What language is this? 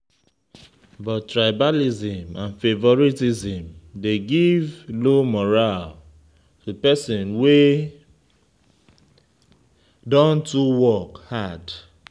Nigerian Pidgin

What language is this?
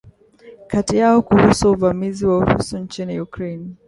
Swahili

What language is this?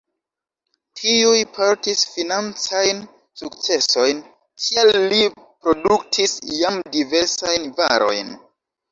Esperanto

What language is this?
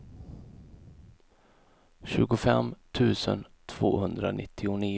Swedish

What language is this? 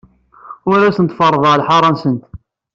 Kabyle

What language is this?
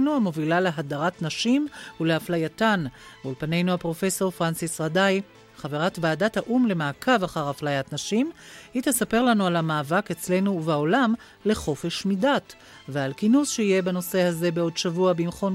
Hebrew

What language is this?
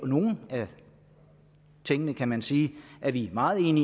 Danish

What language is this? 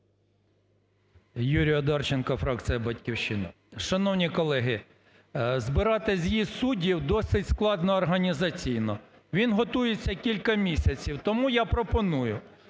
Ukrainian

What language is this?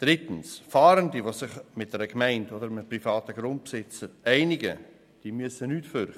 Swiss German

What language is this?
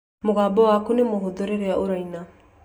Kikuyu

